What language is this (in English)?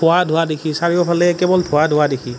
Assamese